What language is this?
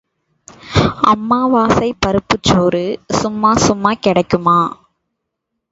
Tamil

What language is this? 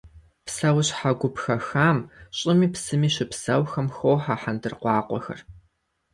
Kabardian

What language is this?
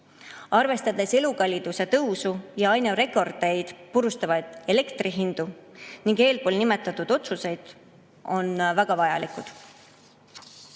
Estonian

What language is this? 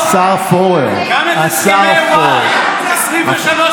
Hebrew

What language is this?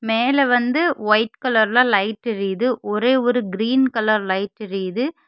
Tamil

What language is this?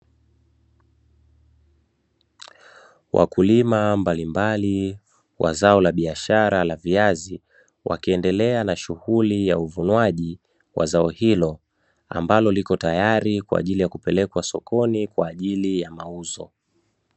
Swahili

